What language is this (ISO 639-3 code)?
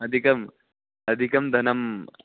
san